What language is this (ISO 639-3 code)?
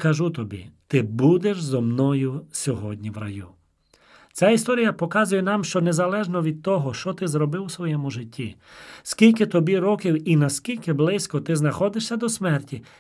ukr